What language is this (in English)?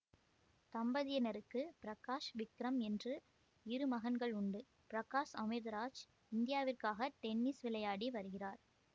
Tamil